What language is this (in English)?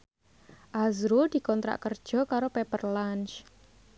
Javanese